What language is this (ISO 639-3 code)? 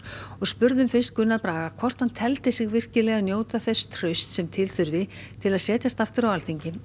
isl